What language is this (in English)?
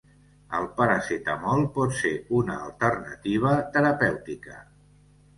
Catalan